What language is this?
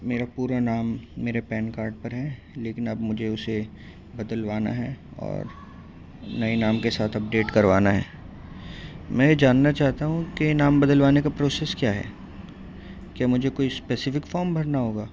Urdu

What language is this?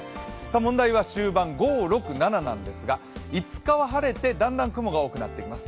Japanese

